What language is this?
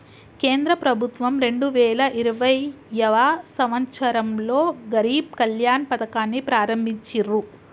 Telugu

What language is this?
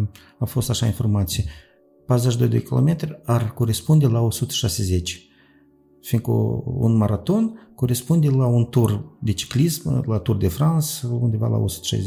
Romanian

